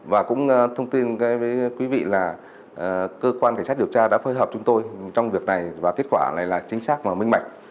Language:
Vietnamese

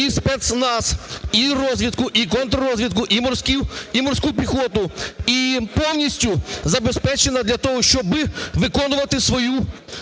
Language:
Ukrainian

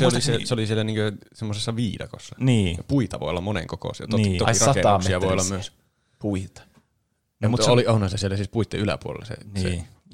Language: Finnish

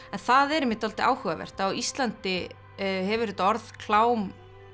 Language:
Icelandic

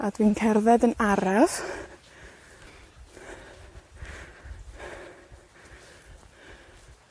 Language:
Welsh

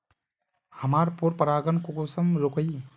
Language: Magahi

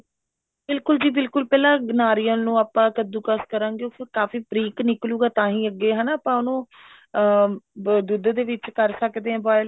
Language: Punjabi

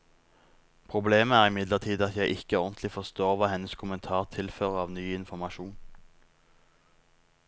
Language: Norwegian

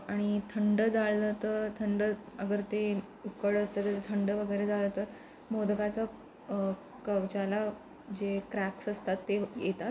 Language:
Marathi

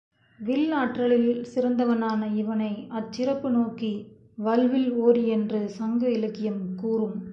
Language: Tamil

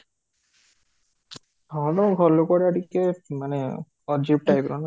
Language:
Odia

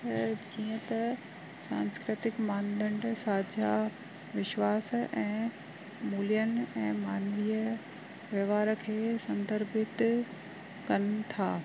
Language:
Sindhi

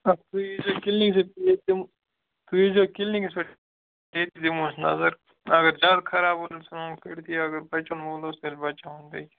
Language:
Kashmiri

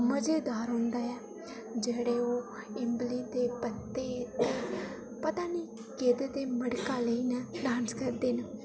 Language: Dogri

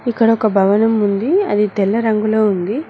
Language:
Telugu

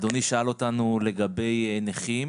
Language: Hebrew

